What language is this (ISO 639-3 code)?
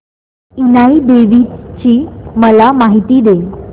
mar